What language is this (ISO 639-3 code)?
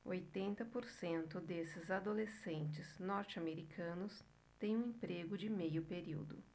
por